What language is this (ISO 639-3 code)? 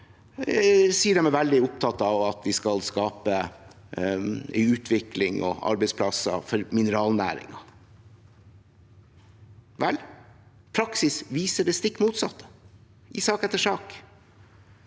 nor